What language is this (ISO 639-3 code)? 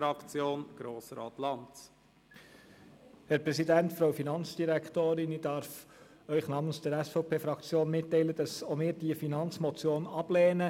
gsw